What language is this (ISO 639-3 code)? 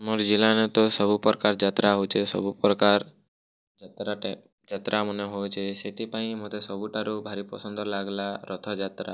ori